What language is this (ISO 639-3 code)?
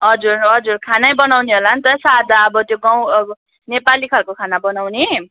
nep